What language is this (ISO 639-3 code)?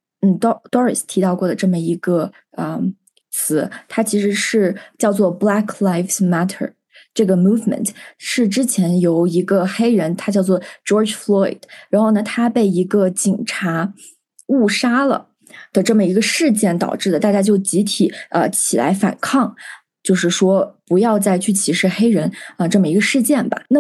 zho